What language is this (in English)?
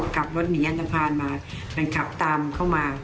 Thai